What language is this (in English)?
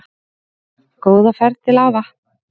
Icelandic